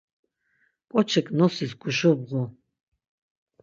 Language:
Laz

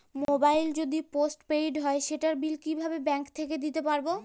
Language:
Bangla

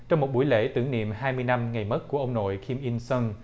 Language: Vietnamese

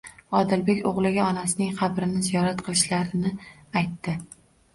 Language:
Uzbek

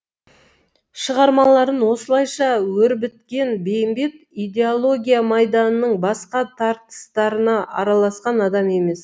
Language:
Kazakh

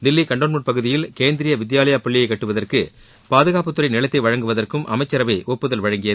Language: Tamil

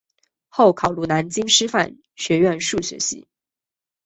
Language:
Chinese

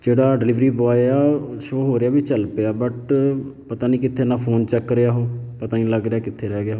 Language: Punjabi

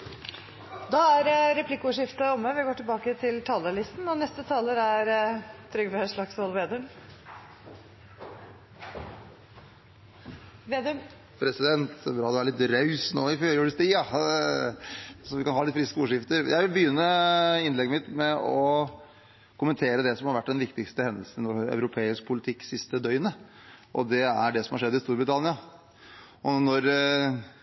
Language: Norwegian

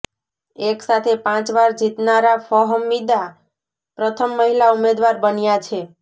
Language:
Gujarati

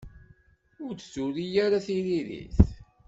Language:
Kabyle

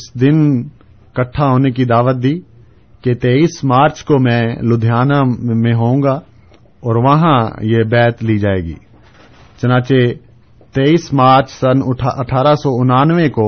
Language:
Urdu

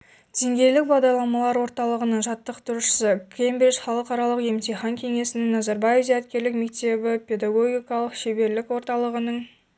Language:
Kazakh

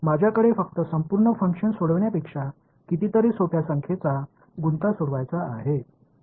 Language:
Marathi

